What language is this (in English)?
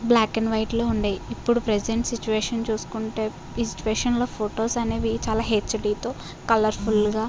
Telugu